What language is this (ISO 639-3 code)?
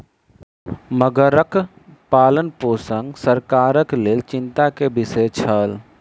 mai